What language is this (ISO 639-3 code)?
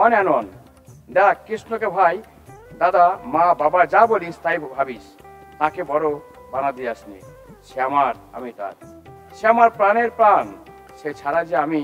ben